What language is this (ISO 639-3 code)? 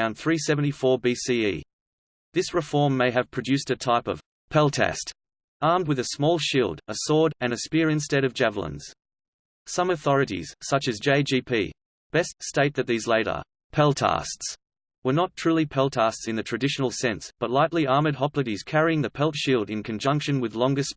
eng